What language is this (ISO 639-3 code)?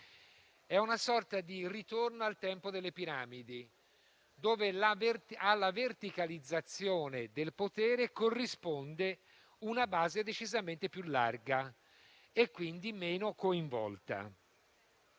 ita